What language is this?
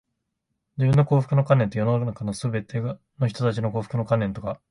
Japanese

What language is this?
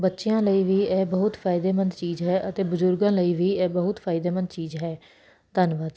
Punjabi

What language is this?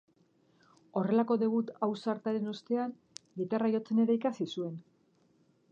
Basque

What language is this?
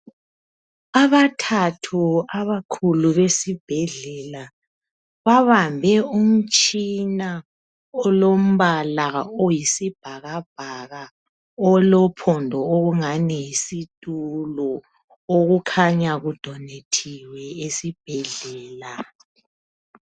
North Ndebele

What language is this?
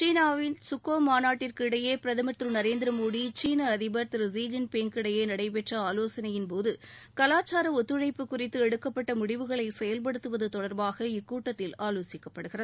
Tamil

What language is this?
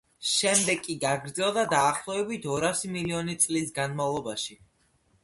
Georgian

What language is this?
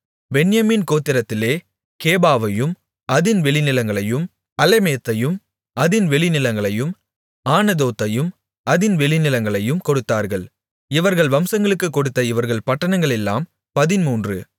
Tamil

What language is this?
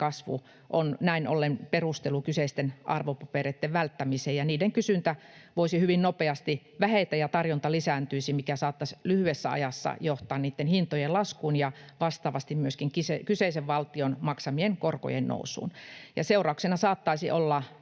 Finnish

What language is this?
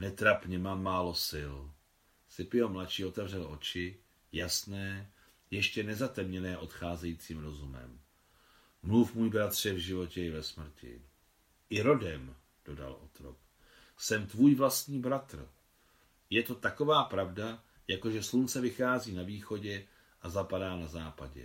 Czech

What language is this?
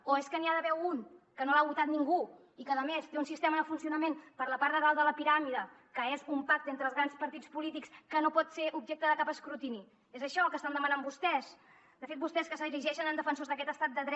Catalan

